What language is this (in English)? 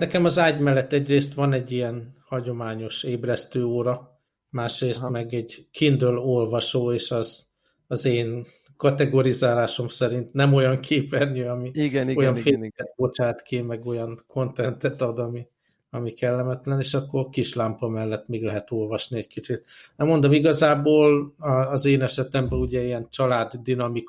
Hungarian